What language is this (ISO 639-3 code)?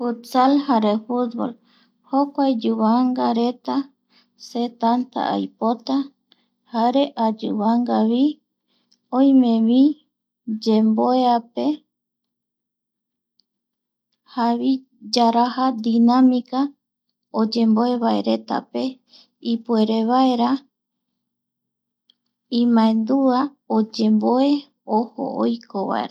gui